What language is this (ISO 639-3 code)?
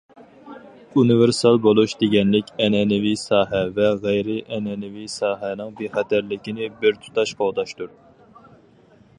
uig